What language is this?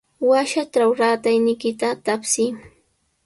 Sihuas Ancash Quechua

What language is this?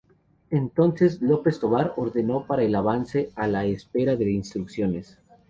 Spanish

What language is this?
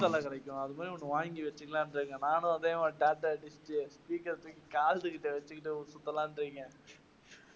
Tamil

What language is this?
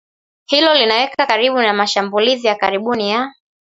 Swahili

